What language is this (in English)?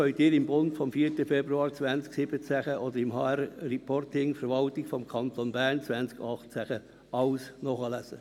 Swiss German